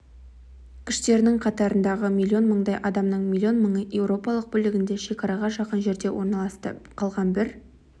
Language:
Kazakh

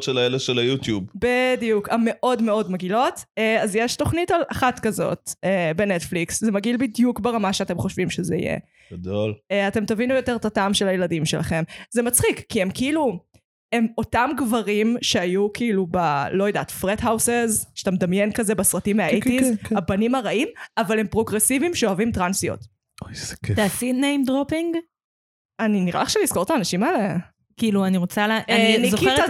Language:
Hebrew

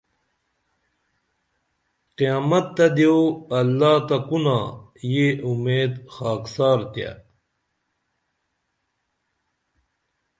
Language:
Dameli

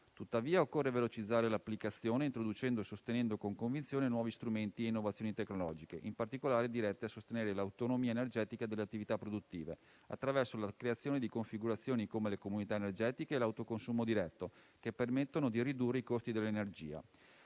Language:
Italian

